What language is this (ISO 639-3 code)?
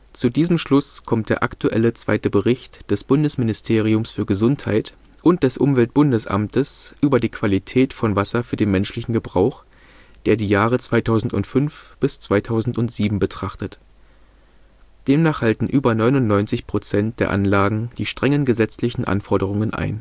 deu